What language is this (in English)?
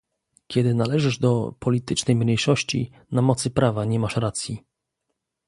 Polish